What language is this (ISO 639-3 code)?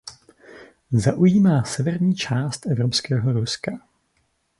ces